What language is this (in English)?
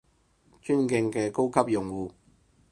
Cantonese